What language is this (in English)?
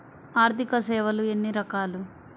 Telugu